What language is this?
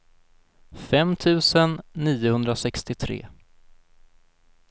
Swedish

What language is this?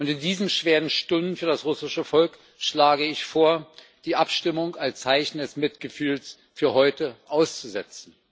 German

